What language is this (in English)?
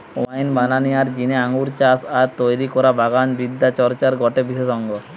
Bangla